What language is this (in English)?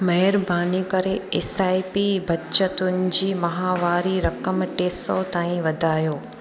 Sindhi